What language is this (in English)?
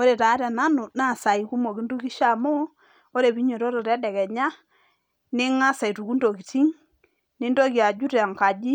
Masai